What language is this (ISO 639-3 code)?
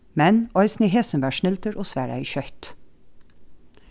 fao